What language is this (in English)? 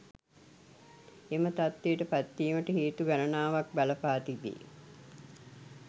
Sinhala